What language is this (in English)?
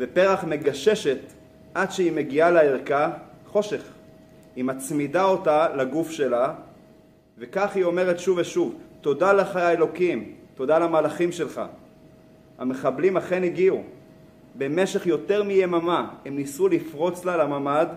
Hebrew